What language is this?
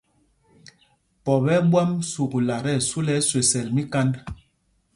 Mpumpong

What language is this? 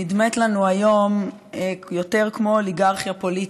Hebrew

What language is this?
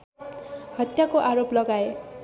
Nepali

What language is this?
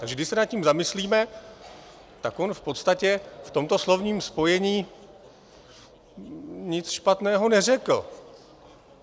Czech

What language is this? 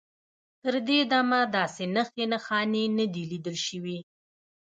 Pashto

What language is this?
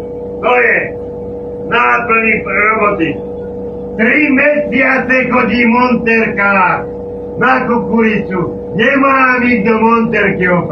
Slovak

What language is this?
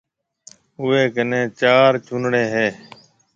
Marwari (Pakistan)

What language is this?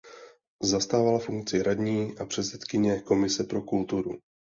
Czech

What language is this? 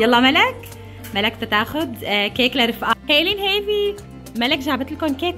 Arabic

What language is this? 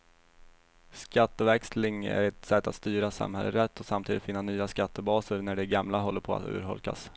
Swedish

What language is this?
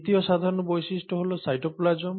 Bangla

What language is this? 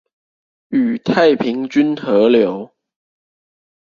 Chinese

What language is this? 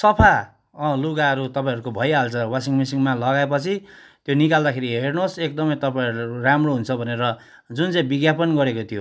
Nepali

